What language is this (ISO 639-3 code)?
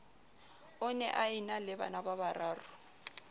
sot